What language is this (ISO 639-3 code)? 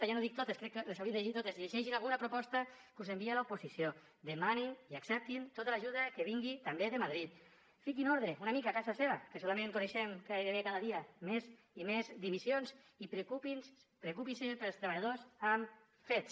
cat